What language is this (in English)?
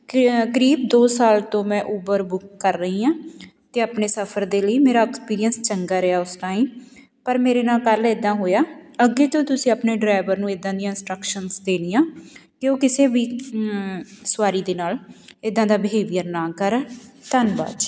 Punjabi